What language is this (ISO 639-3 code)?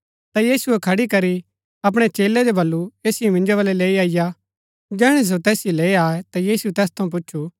gbk